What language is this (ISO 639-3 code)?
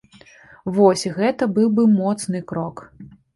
bel